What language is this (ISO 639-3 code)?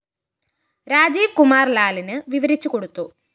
mal